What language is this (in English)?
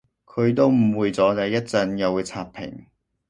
Cantonese